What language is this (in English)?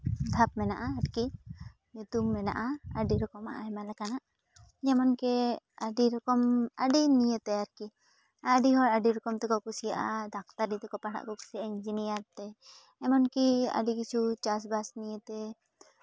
Santali